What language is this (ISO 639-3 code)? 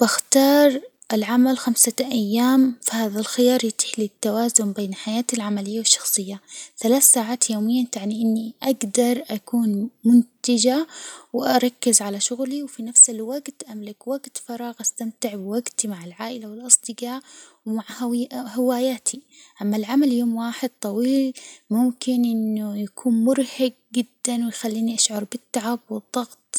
acw